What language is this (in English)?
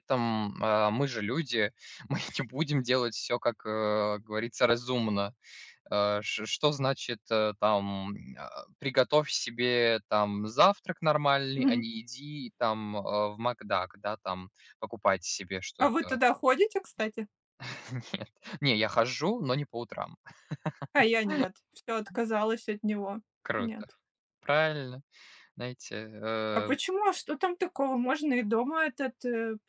Russian